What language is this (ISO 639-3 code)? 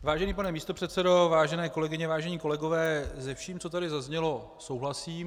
ces